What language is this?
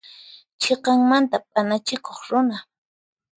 Puno Quechua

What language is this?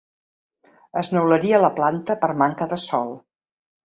Catalan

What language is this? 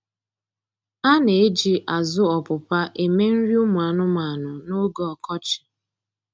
Igbo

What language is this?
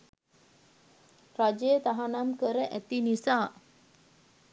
Sinhala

